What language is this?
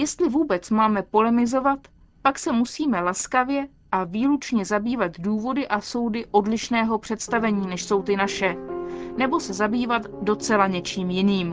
Czech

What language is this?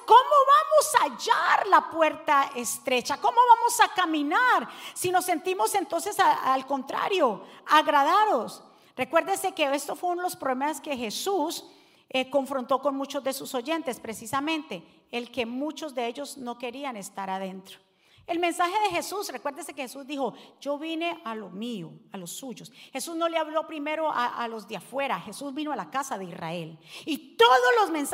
Spanish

